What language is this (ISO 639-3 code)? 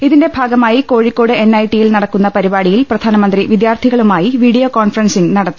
mal